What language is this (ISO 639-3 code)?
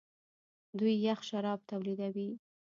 pus